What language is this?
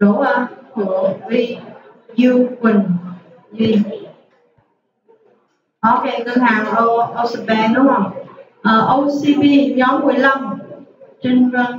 Vietnamese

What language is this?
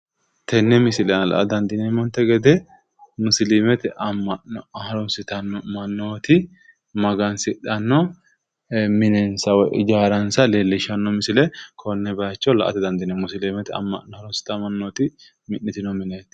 Sidamo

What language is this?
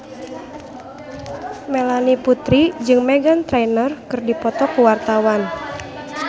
Sundanese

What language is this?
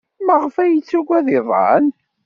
Kabyle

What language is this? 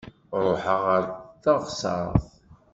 Kabyle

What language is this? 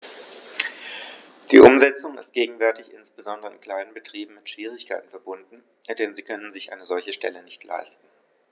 German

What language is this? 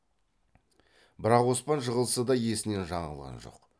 Kazakh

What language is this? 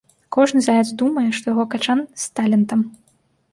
Belarusian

